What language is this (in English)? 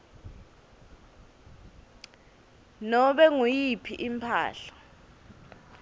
Swati